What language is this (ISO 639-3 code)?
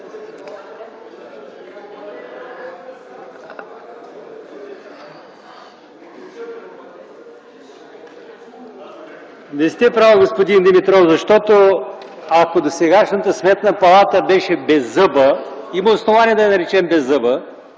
bul